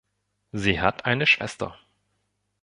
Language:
German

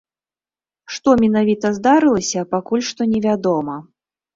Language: Belarusian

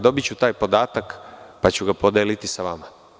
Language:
Serbian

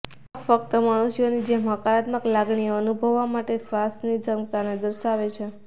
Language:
Gujarati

